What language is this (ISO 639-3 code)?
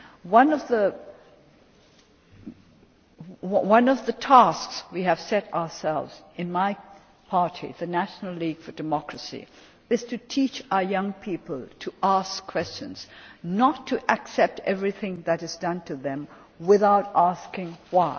eng